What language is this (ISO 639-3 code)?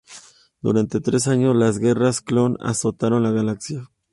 spa